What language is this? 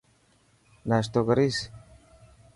Dhatki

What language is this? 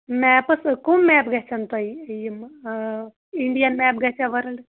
Kashmiri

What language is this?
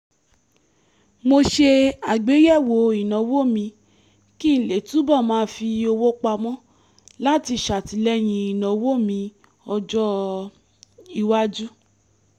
Yoruba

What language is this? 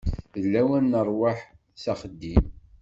Kabyle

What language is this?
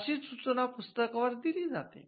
Marathi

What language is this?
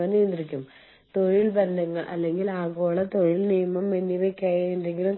Malayalam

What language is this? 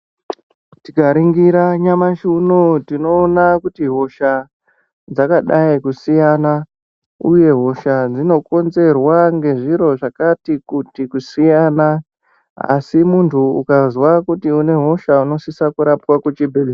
Ndau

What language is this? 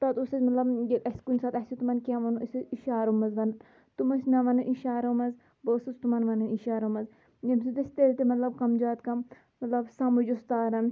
Kashmiri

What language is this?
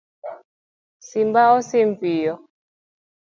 Luo (Kenya and Tanzania)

